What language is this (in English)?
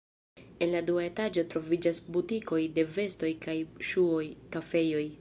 Esperanto